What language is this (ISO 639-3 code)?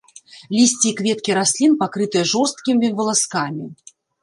bel